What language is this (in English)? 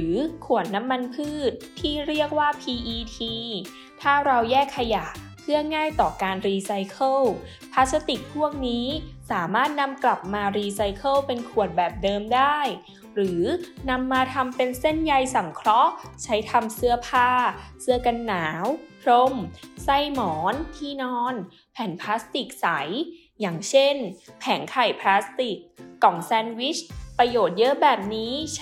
Thai